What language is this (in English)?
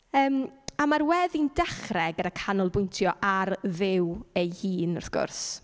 Welsh